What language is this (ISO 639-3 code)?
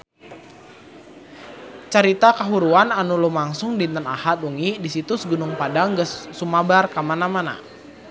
sun